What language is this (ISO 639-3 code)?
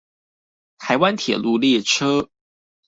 zho